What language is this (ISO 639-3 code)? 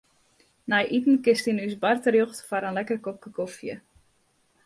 fry